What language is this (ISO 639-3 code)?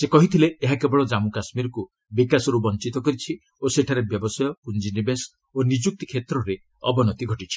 ori